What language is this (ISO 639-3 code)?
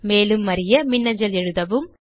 tam